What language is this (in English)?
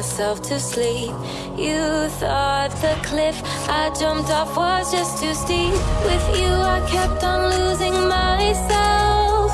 English